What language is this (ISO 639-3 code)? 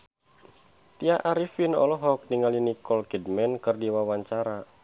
sun